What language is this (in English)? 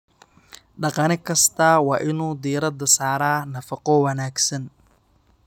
Somali